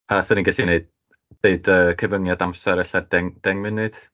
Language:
Welsh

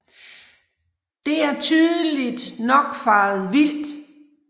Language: Danish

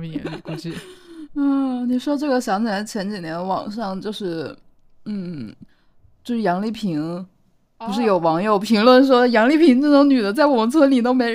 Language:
Chinese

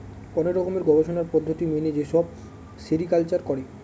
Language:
Bangla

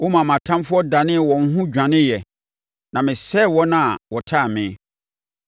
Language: Akan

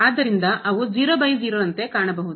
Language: Kannada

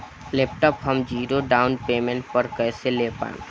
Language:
Bhojpuri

